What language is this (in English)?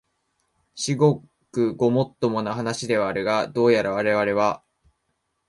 Japanese